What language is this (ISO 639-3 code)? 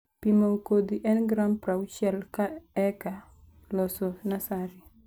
luo